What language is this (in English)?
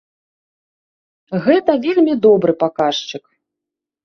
Belarusian